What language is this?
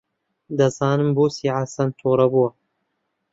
Central Kurdish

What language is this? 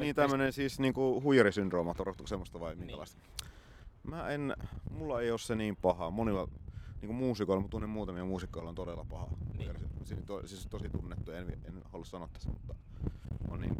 Finnish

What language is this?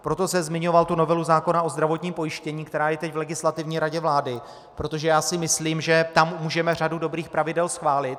Czech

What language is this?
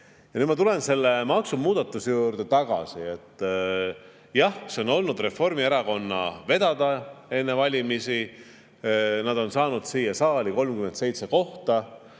Estonian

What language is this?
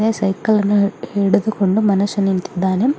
Kannada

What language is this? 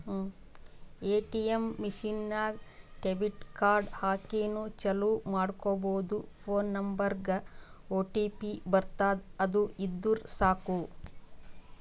Kannada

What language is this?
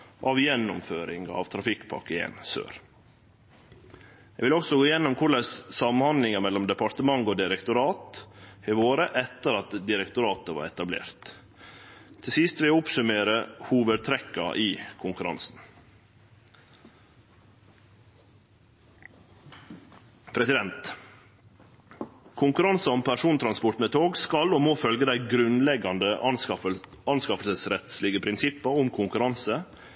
Norwegian Nynorsk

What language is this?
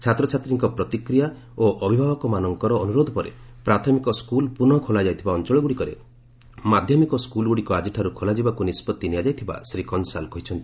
Odia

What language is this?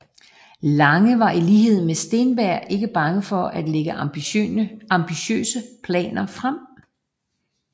Danish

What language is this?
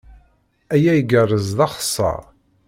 Kabyle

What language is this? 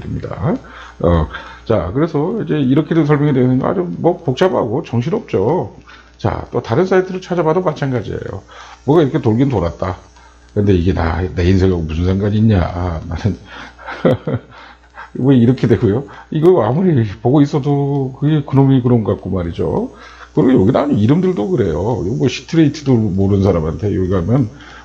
Korean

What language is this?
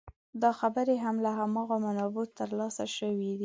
Pashto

